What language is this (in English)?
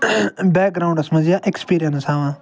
Kashmiri